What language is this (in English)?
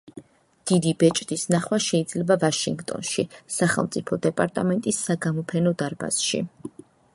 Georgian